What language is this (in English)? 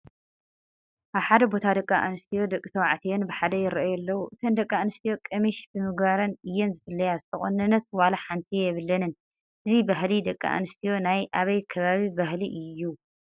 Tigrinya